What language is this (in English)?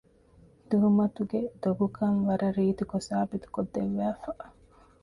Divehi